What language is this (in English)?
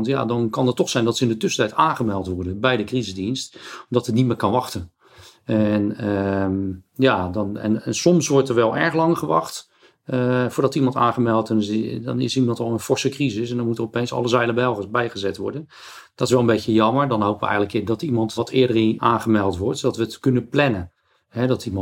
Dutch